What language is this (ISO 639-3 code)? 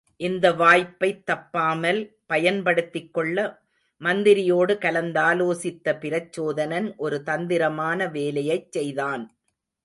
tam